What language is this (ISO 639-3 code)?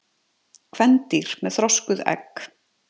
isl